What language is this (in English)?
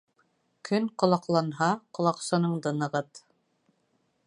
Bashkir